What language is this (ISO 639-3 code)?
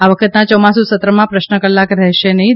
guj